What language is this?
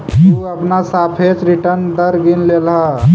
Magahi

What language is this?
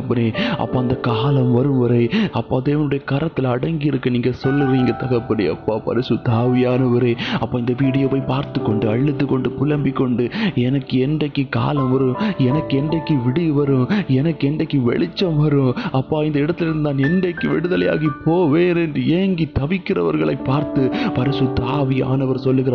Dutch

